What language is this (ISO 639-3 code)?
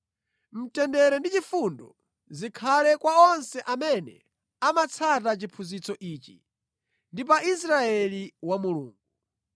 nya